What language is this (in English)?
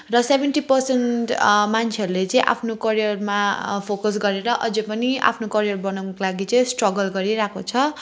Nepali